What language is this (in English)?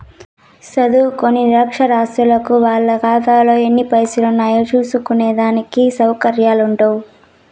Telugu